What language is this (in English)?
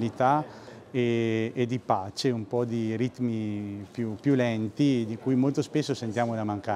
Italian